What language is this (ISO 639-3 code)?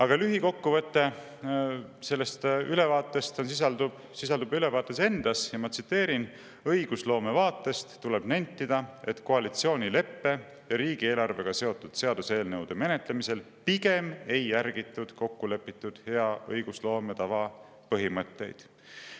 est